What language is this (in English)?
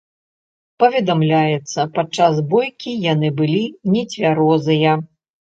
Belarusian